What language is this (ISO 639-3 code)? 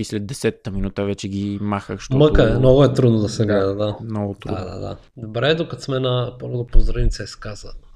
bul